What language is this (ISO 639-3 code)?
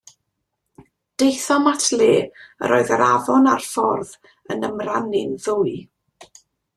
cym